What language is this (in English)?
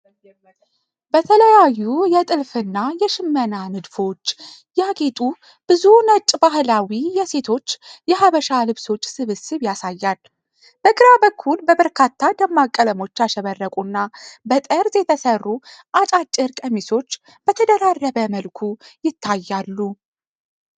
Amharic